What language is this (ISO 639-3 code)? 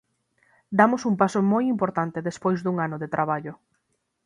glg